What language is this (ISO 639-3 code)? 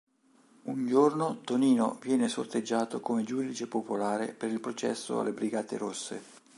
ita